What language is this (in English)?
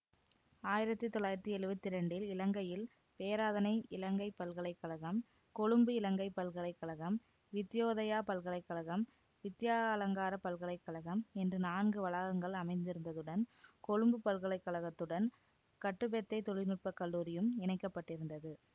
Tamil